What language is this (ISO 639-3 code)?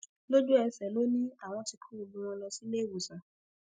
yor